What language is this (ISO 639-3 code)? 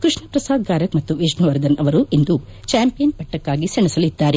kan